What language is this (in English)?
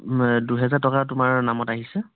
Assamese